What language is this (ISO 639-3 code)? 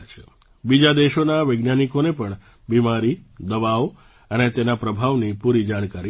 guj